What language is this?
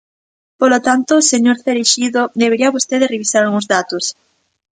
Galician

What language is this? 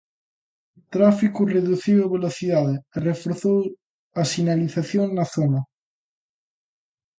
Galician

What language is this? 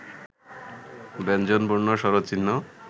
Bangla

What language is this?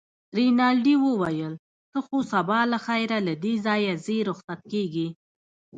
Pashto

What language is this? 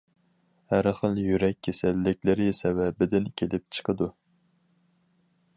Uyghur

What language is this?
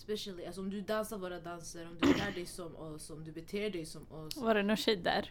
Swedish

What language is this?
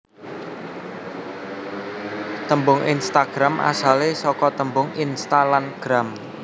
Javanese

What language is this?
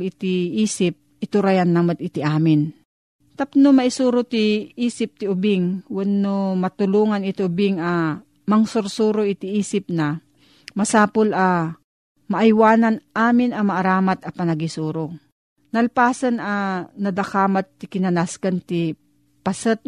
Filipino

